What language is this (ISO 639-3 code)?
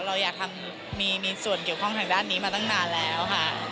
tha